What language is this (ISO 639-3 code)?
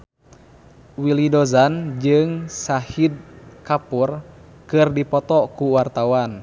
sun